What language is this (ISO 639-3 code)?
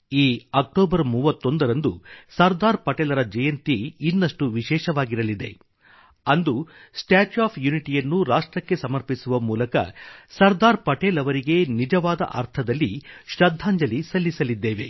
kan